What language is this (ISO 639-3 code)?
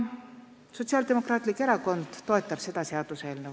est